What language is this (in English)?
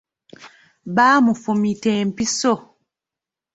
Ganda